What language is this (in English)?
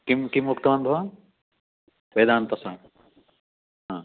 Sanskrit